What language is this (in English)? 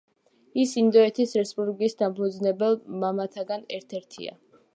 Georgian